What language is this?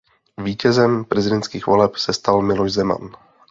Czech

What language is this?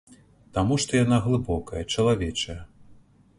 Belarusian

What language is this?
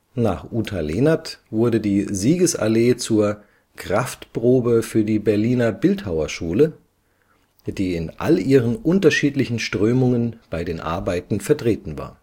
German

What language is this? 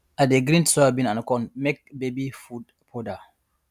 Nigerian Pidgin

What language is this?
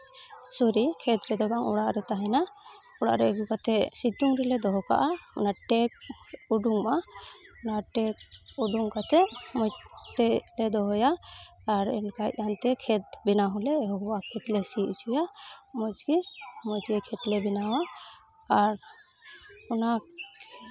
Santali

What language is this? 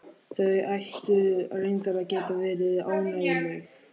Icelandic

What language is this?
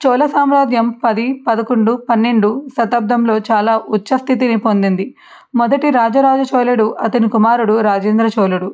Telugu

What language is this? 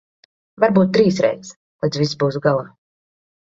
Latvian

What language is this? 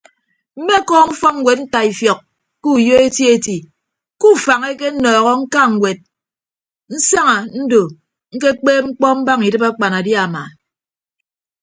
Ibibio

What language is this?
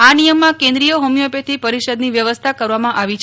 Gujarati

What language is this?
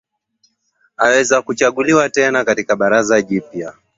Swahili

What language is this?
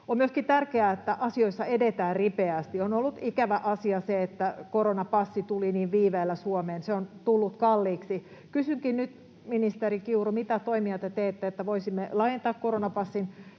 Finnish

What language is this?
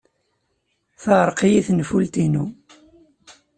Kabyle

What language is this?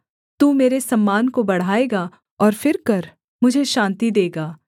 Hindi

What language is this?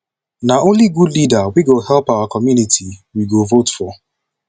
Nigerian Pidgin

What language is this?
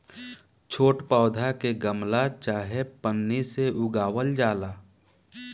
Bhojpuri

